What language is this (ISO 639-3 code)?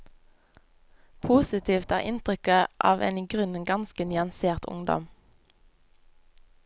nor